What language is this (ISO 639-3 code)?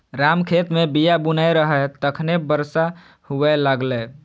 mai